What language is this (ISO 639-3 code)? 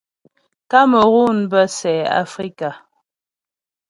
bbj